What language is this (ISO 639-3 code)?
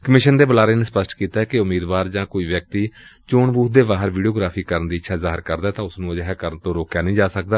pan